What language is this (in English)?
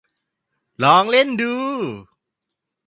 Thai